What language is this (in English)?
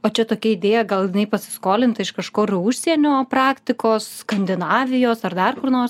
Lithuanian